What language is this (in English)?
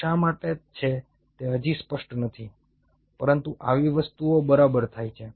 Gujarati